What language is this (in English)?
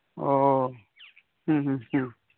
Santali